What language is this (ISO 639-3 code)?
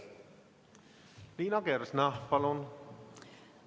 est